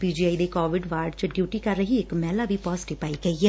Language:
Punjabi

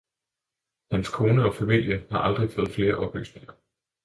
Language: Danish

